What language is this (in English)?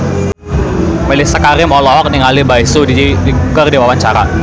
Sundanese